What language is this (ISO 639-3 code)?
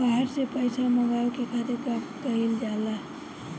bho